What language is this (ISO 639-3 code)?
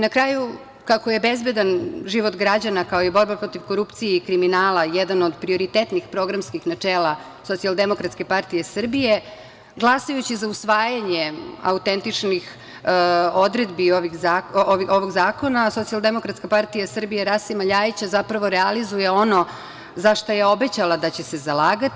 srp